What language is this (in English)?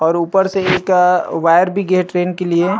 Chhattisgarhi